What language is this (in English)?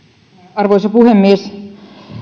Finnish